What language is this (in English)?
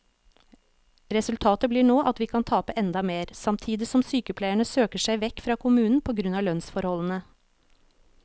Norwegian